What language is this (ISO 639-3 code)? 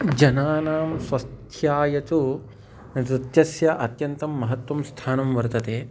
san